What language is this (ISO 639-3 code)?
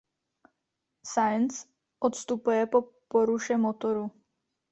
ces